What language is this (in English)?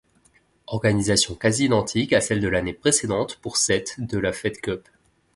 French